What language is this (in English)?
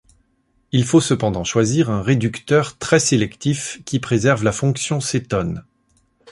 French